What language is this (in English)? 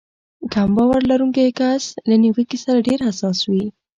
Pashto